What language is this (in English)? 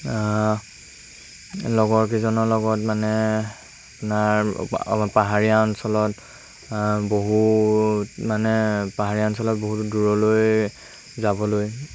Assamese